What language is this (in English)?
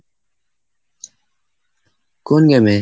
Bangla